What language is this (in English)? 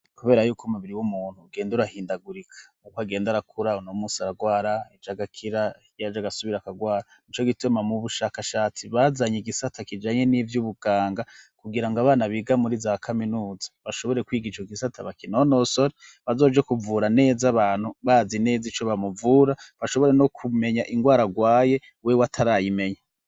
Rundi